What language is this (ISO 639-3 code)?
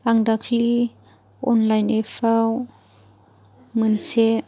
brx